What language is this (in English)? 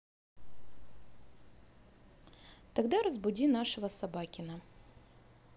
Russian